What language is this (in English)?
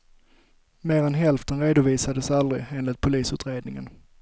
Swedish